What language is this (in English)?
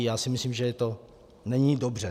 Czech